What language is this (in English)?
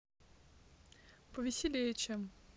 Russian